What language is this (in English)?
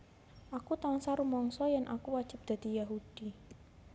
Javanese